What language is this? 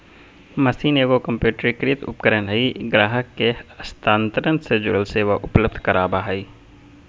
Magahi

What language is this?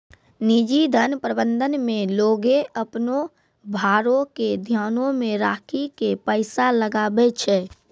Maithili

